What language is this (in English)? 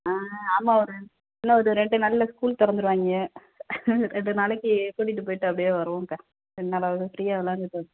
Tamil